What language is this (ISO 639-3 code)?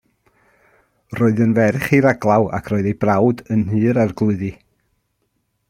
cym